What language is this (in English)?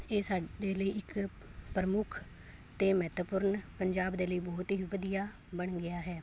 Punjabi